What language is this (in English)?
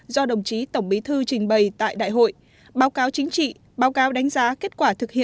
Vietnamese